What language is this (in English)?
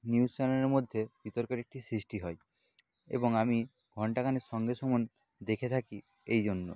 Bangla